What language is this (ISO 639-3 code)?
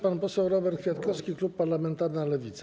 pol